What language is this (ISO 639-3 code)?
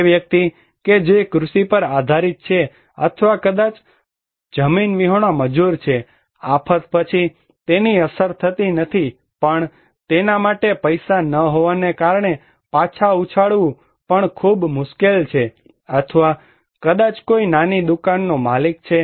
guj